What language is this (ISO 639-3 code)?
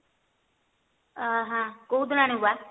ori